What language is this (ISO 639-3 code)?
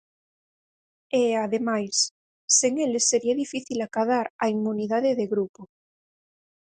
glg